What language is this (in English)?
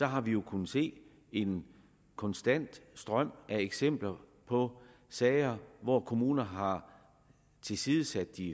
Danish